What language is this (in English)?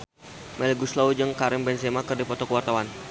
Sundanese